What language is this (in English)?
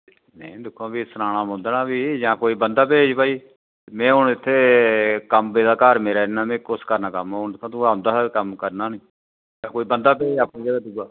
Dogri